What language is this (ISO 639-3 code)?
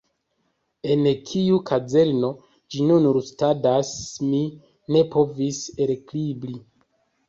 epo